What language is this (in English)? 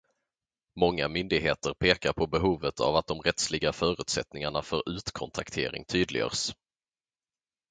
Swedish